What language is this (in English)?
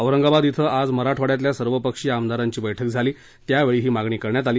Marathi